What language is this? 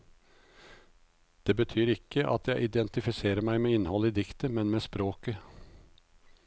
Norwegian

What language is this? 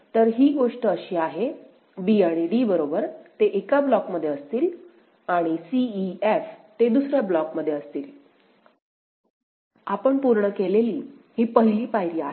Marathi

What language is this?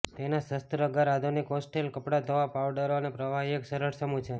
Gujarati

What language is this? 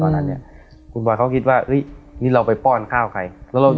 Thai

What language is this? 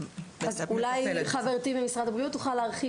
Hebrew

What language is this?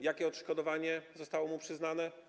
Polish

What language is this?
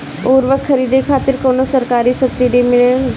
Bhojpuri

